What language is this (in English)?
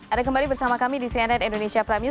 Indonesian